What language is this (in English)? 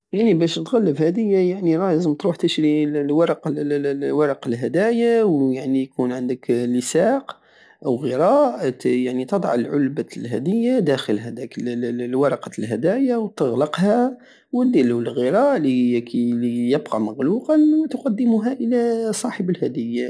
Algerian Saharan Arabic